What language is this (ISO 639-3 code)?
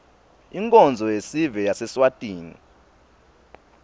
ssw